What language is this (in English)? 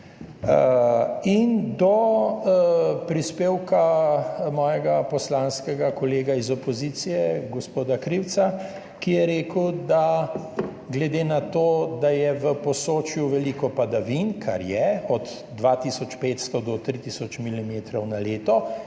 Slovenian